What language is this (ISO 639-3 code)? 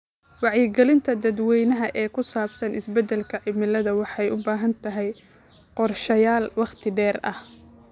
som